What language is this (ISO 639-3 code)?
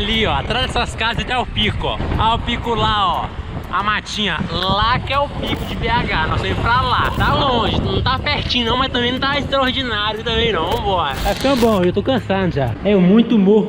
por